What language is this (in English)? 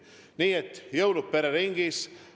Estonian